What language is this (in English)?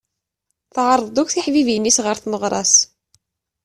Kabyle